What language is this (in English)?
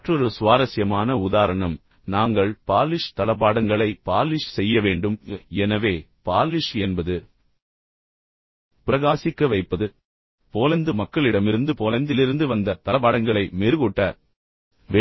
Tamil